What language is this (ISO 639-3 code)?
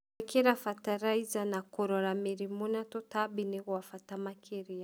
kik